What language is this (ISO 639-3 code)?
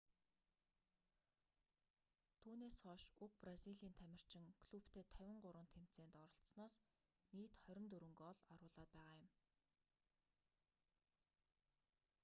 mon